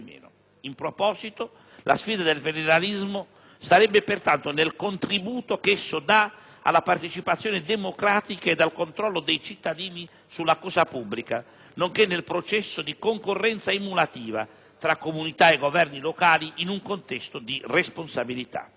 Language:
Italian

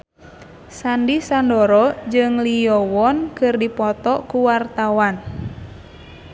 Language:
Sundanese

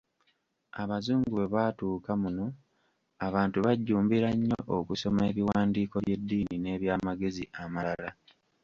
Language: Ganda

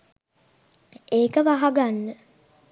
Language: Sinhala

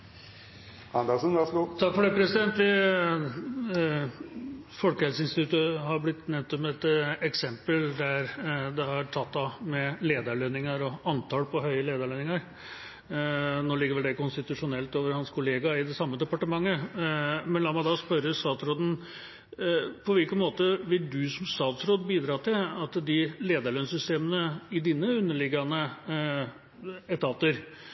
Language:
Norwegian Bokmål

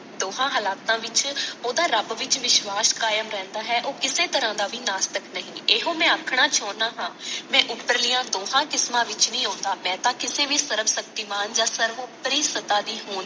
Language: Punjabi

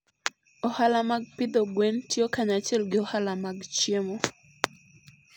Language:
Luo (Kenya and Tanzania)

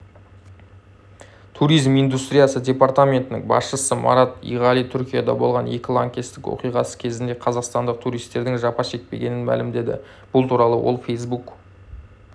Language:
Kazakh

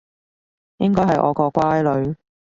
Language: Cantonese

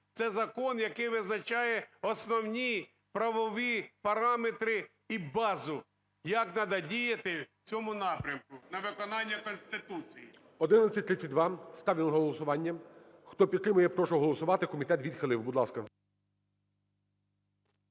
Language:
Ukrainian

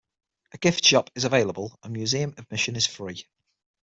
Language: English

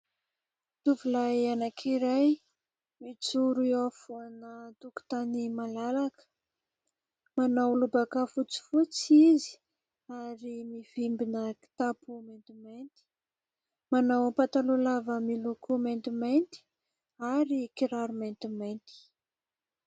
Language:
Malagasy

